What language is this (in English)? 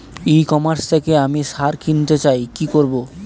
Bangla